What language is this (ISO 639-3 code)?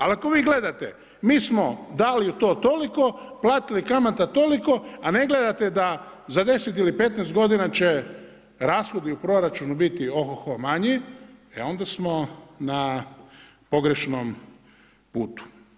hrv